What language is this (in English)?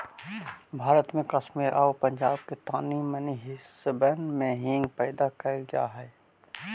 Magahi